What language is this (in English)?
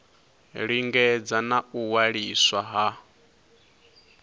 Venda